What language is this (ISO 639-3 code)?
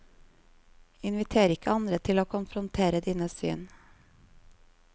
nor